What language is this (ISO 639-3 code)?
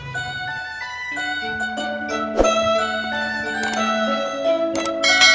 ind